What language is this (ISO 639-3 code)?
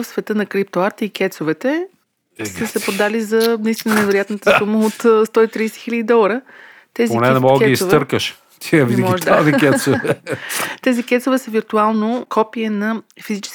bul